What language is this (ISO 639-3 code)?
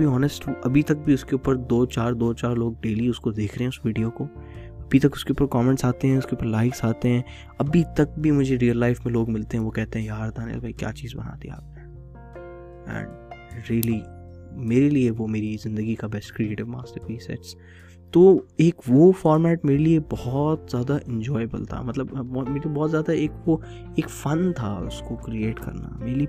urd